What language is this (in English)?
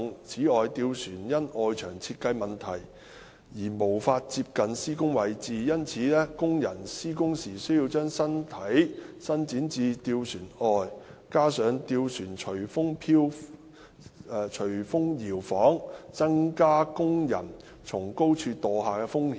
Cantonese